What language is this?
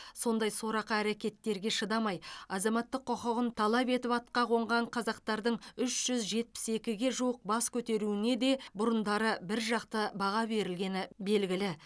Kazakh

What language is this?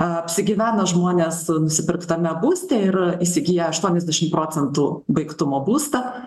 Lithuanian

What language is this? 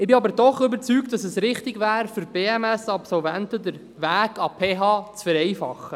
Swiss German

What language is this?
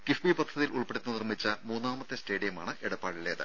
Malayalam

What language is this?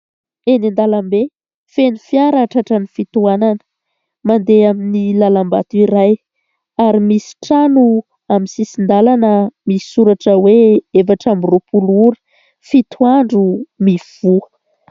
Malagasy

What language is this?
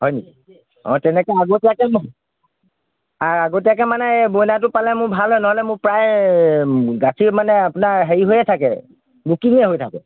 Assamese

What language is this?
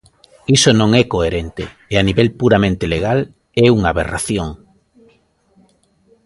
Galician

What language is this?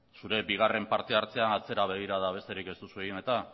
Basque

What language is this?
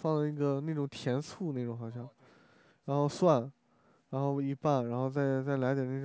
Chinese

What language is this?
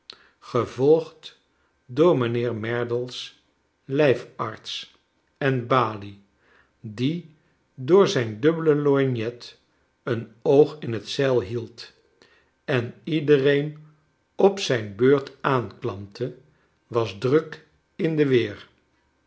Dutch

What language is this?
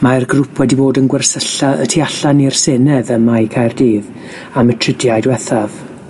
Welsh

